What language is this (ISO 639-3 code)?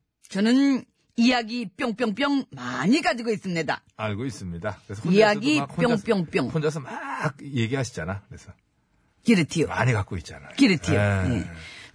kor